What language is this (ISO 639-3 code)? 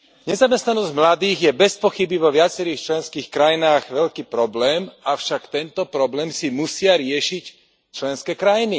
slk